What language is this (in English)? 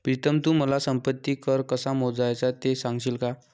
Marathi